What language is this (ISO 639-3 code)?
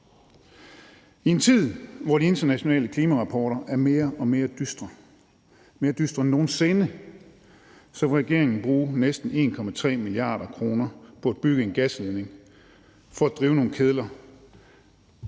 dan